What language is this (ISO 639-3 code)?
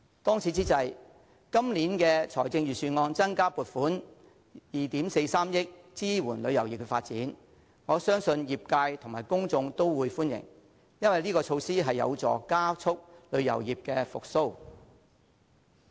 yue